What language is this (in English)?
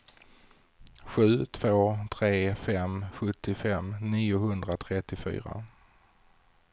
Swedish